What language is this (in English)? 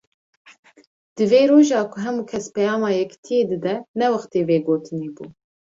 Kurdish